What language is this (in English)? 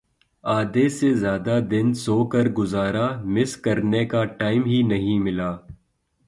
Urdu